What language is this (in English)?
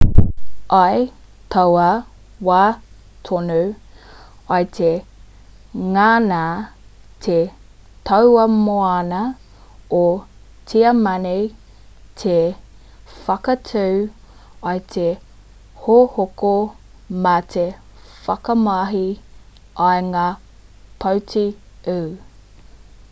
Māori